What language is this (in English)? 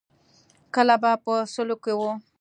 Pashto